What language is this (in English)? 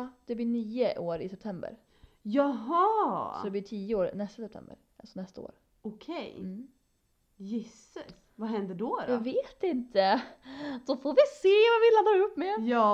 Swedish